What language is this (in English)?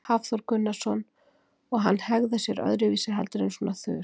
Icelandic